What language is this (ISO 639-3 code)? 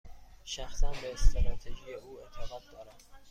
fas